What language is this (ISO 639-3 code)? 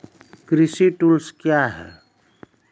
mai